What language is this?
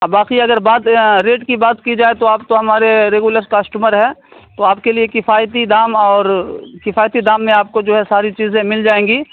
Urdu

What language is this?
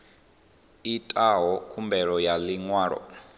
Venda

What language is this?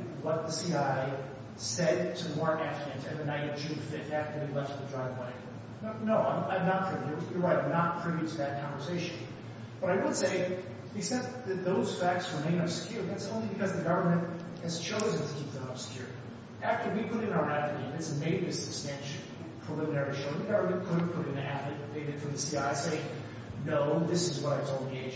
English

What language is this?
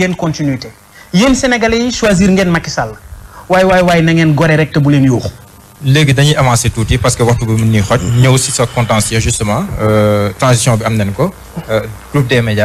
French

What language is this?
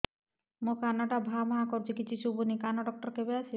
Odia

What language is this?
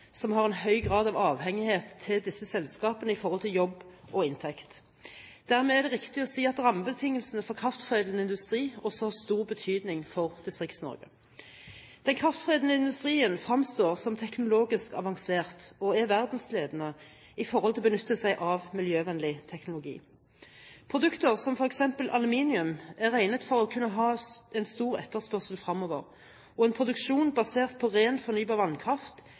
Norwegian Bokmål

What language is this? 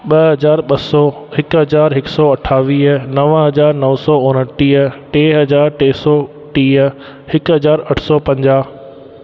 Sindhi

